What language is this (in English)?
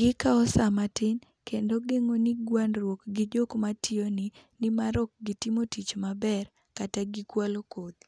Luo (Kenya and Tanzania)